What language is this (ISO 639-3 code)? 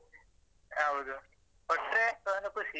kan